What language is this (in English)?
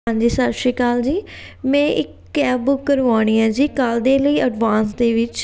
Punjabi